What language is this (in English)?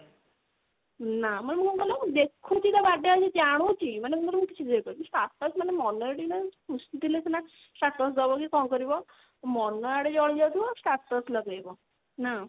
Odia